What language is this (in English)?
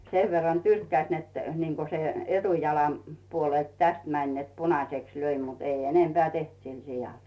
Finnish